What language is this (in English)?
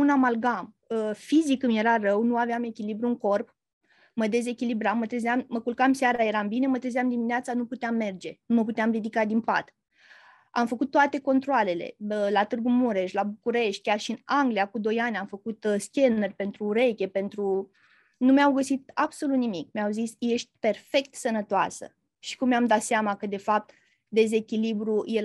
Romanian